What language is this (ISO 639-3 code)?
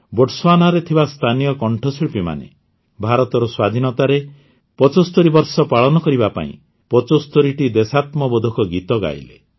ori